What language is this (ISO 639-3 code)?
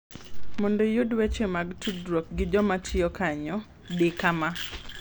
luo